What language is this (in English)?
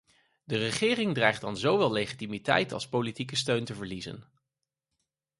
Dutch